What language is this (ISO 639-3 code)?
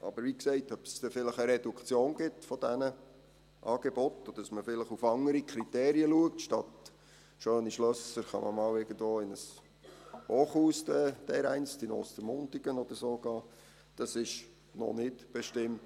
gsw